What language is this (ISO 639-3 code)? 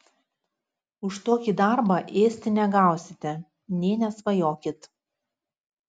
lit